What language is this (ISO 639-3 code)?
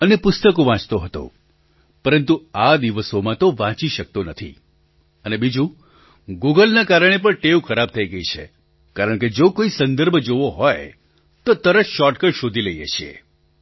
guj